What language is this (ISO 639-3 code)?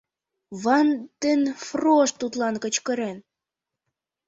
chm